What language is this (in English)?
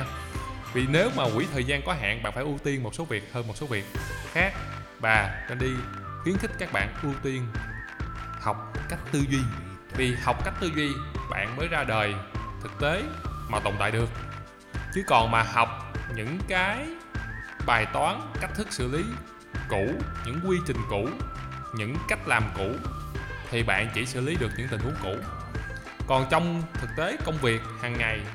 Vietnamese